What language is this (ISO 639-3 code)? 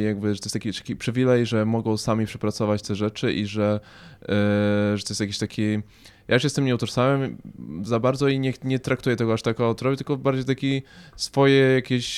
pol